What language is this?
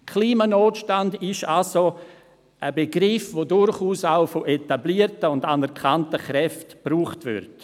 Swiss German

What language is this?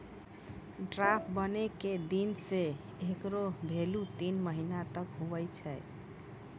Maithili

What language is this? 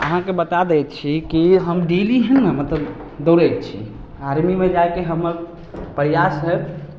Maithili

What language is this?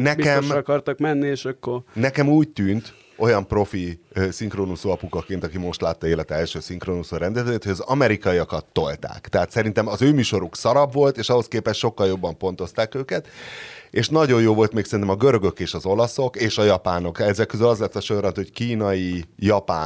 Hungarian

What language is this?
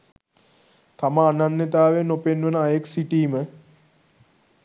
Sinhala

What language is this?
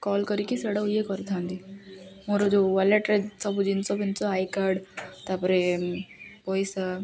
Odia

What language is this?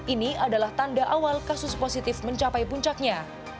Indonesian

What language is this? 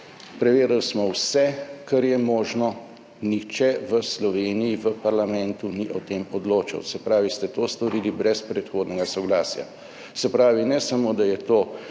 Slovenian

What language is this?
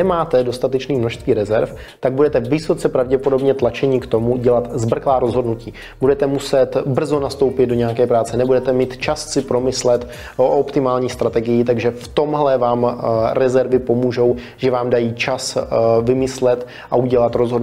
Czech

